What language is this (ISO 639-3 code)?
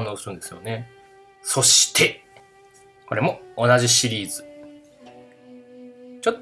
jpn